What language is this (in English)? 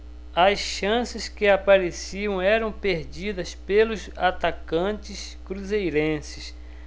Portuguese